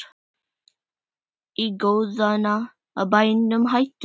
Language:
Icelandic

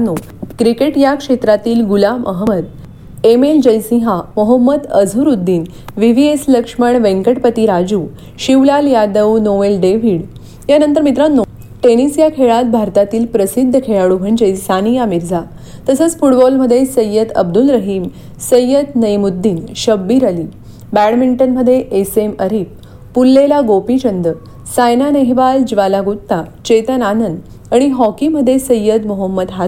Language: Marathi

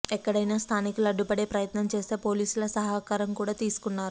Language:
Telugu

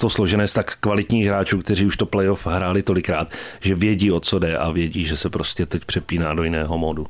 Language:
Czech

